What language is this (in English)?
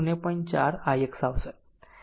Gujarati